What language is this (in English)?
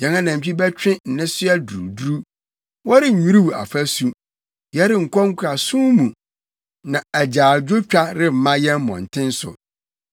Akan